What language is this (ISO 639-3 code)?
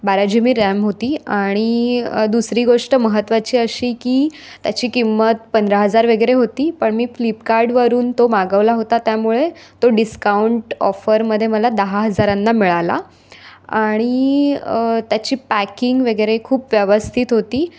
mar